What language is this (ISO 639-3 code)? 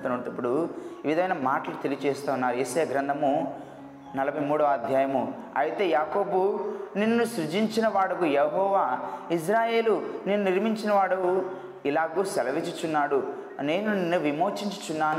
tel